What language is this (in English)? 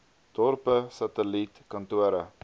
Afrikaans